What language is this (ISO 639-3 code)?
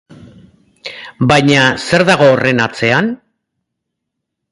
eus